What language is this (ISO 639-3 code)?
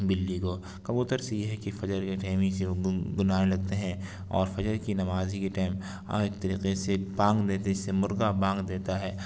urd